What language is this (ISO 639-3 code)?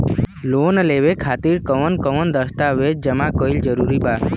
bho